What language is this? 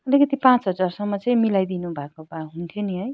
Nepali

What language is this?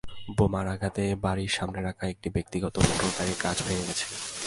Bangla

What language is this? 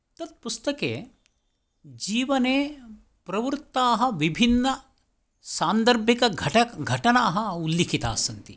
Sanskrit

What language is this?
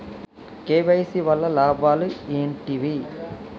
Telugu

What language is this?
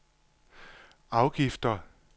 Danish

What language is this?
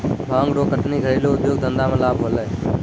Maithili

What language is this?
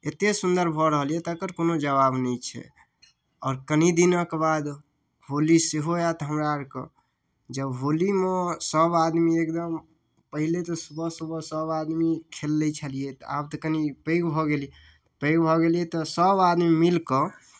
Maithili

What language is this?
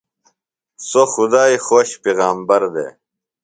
Phalura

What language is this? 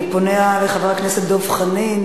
Hebrew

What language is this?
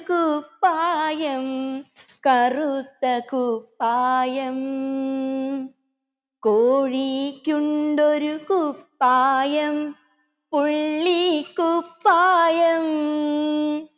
Malayalam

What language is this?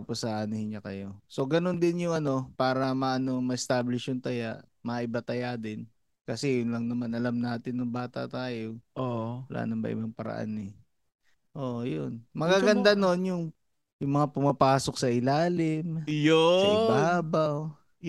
Filipino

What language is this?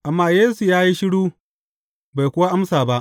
Hausa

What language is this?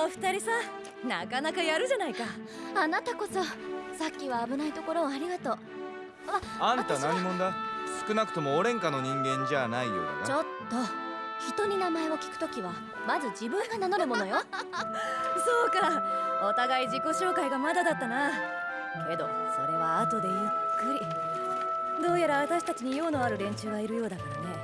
Japanese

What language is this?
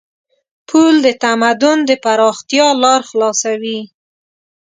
Pashto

